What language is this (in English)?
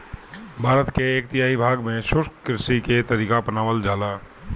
Bhojpuri